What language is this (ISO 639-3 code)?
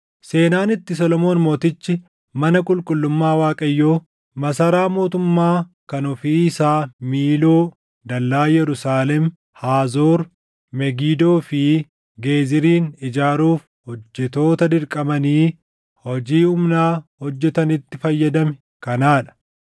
orm